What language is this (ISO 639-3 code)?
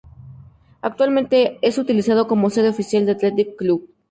spa